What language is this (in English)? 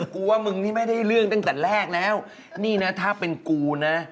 Thai